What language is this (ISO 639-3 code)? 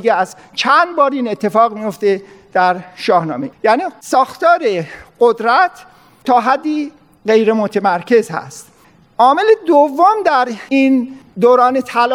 fas